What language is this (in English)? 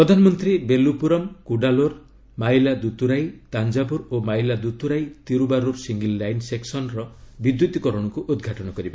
Odia